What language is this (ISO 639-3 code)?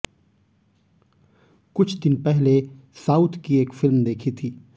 hin